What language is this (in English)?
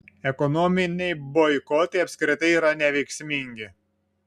Lithuanian